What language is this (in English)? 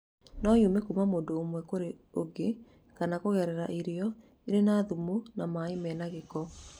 Kikuyu